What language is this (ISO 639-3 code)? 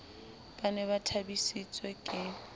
sot